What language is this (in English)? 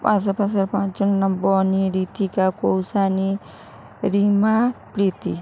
Bangla